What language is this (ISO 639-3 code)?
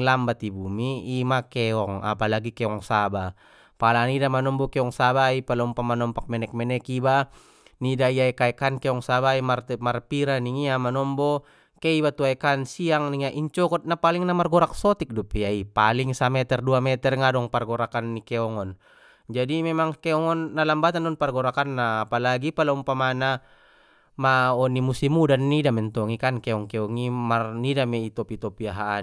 btm